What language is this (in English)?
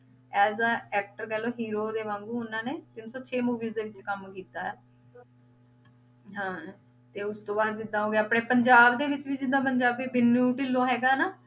Punjabi